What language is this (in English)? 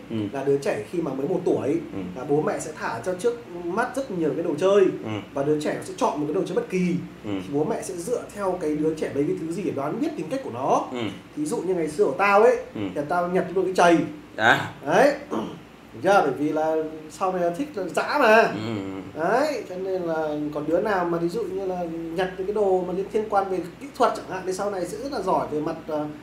Vietnamese